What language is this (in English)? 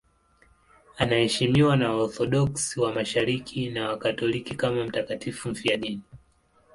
Swahili